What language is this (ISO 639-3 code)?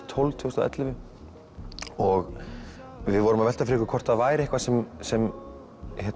isl